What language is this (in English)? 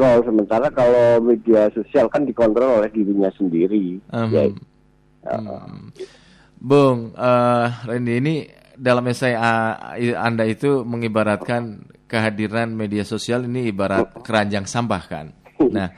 Indonesian